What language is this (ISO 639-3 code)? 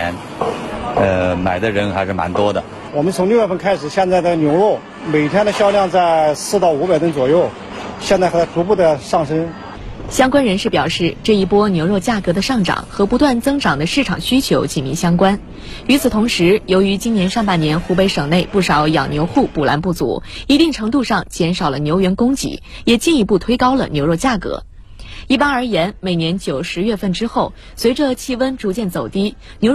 zho